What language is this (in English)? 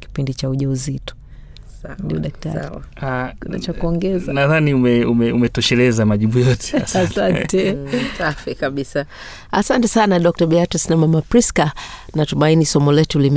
Swahili